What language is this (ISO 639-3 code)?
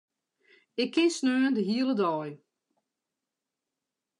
fry